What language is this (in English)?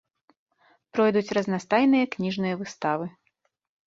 Belarusian